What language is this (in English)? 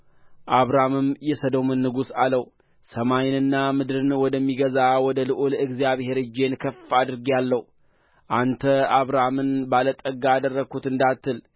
Amharic